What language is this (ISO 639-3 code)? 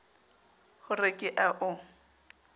sot